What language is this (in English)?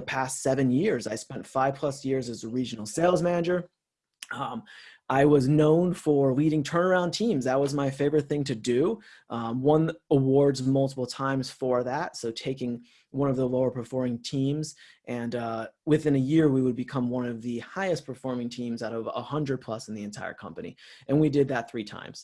English